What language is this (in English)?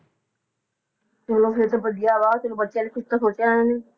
Punjabi